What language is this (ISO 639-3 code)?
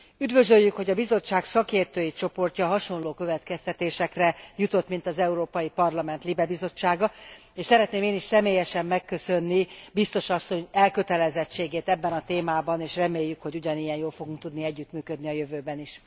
hun